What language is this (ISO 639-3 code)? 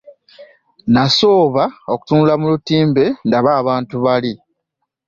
lug